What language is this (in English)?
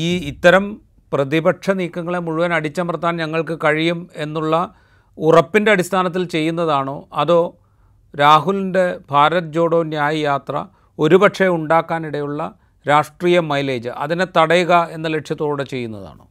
Malayalam